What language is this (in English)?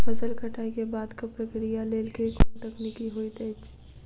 Maithili